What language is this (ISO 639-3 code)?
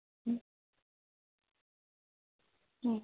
guj